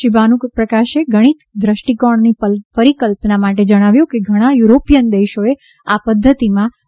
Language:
Gujarati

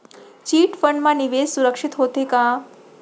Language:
Chhattisgarhi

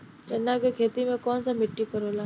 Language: Bhojpuri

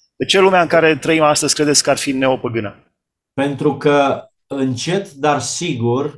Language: Romanian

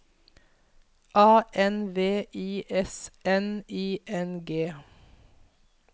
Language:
Norwegian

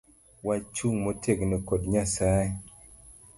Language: Luo (Kenya and Tanzania)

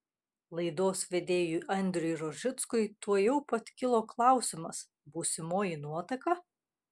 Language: Lithuanian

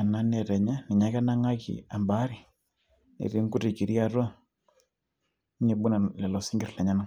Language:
Masai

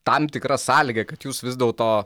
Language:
Lithuanian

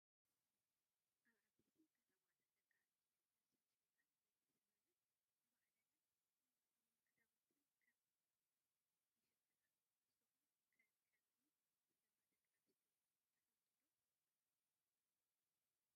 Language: Tigrinya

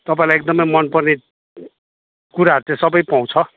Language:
Nepali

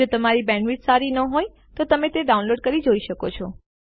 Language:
Gujarati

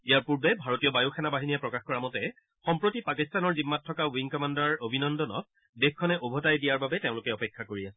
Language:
Assamese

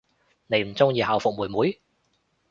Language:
Cantonese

